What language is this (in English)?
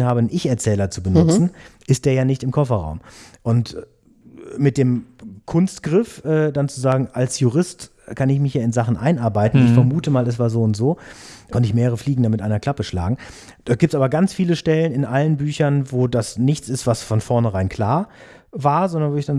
German